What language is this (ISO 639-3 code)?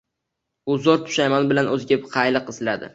uzb